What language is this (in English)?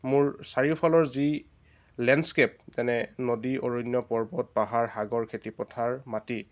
Assamese